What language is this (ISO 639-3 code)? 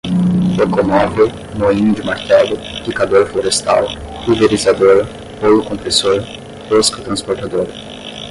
por